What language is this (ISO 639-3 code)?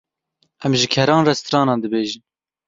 kur